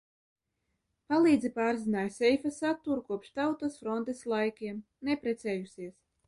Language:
Latvian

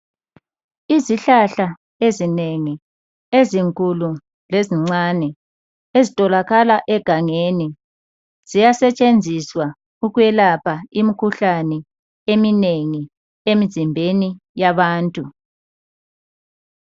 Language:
North Ndebele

